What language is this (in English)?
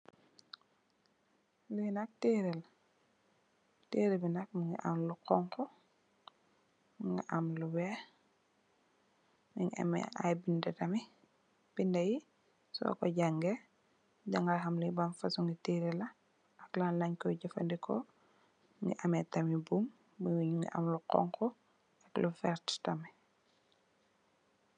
Wolof